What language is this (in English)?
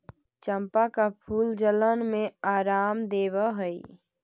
Magahi